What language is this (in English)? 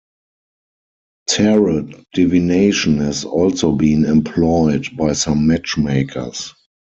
English